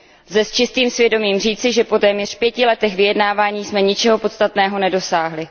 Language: Czech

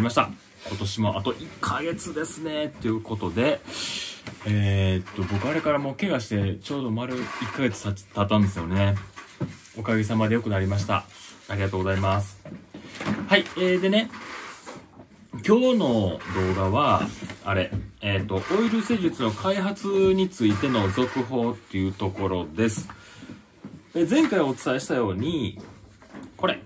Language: Japanese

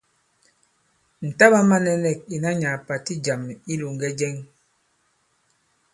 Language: Bankon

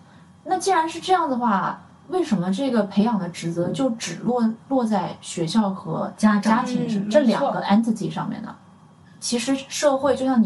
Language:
Chinese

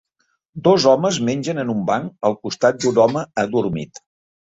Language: Catalan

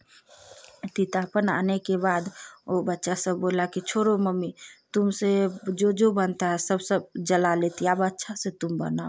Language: Hindi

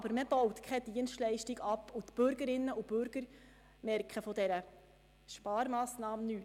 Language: Swiss German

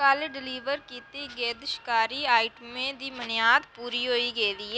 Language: Dogri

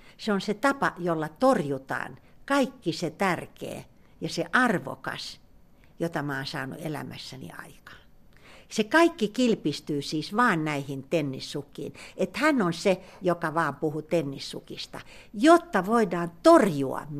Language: Finnish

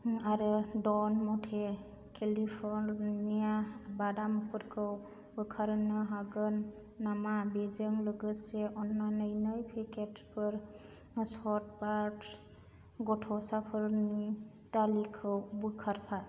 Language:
Bodo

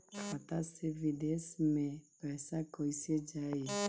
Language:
Bhojpuri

